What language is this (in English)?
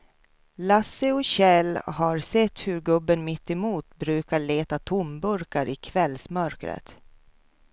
Swedish